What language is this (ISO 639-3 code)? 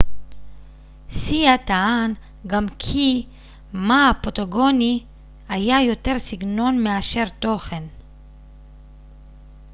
heb